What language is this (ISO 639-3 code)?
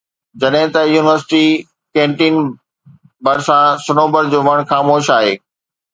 snd